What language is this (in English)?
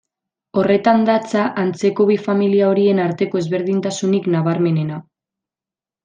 Basque